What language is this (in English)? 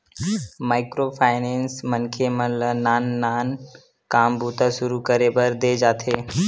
Chhattisgarhi